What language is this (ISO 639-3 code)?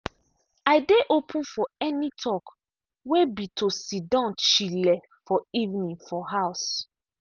pcm